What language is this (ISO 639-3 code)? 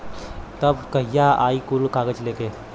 bho